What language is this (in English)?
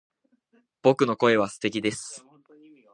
Japanese